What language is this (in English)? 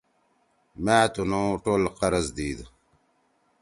Torwali